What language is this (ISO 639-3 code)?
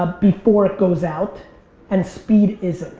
eng